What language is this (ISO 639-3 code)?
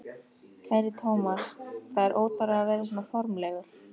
isl